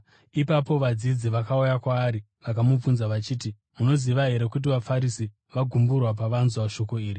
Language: Shona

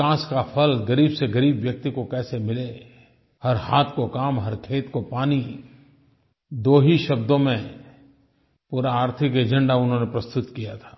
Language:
Hindi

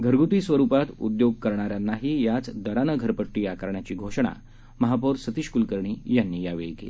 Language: Marathi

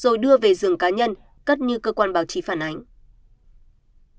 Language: Vietnamese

